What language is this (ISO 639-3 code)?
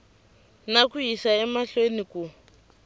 tso